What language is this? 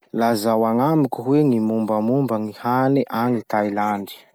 Masikoro Malagasy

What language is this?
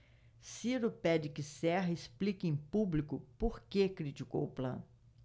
Portuguese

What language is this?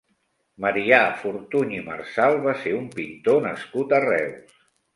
Catalan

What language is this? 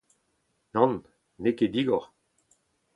Breton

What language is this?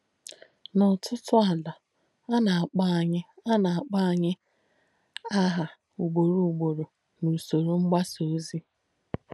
Igbo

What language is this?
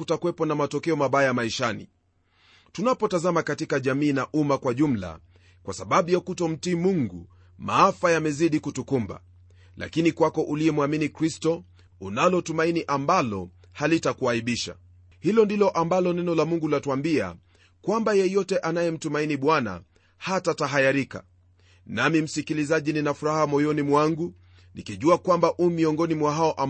Swahili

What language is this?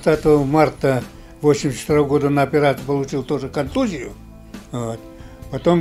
Russian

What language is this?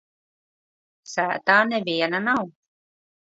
Latvian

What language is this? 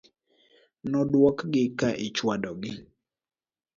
Luo (Kenya and Tanzania)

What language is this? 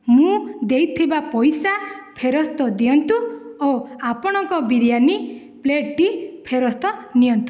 Odia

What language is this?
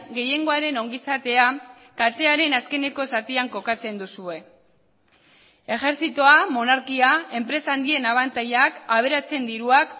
Basque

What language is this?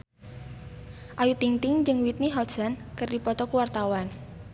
Sundanese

